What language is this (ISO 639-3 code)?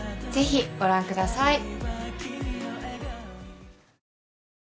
jpn